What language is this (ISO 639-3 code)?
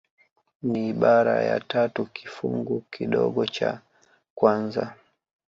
swa